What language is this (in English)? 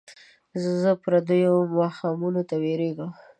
Pashto